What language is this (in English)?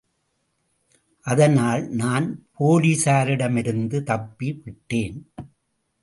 Tamil